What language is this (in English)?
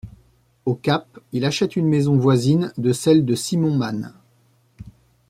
French